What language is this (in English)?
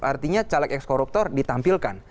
Indonesian